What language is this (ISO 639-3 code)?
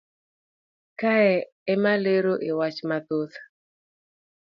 luo